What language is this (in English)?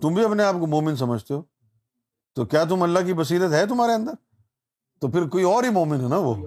Urdu